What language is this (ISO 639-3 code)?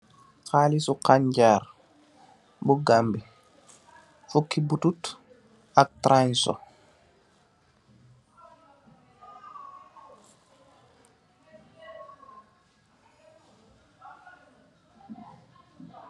wol